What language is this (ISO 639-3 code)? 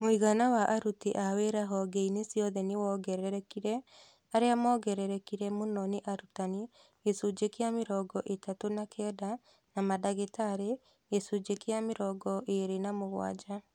kik